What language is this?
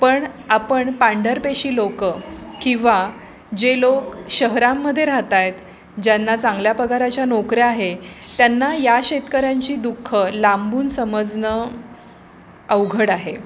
Marathi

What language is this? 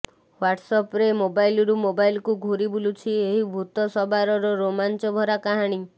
Odia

